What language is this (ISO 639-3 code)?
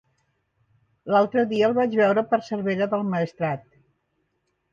cat